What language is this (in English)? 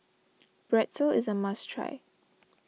English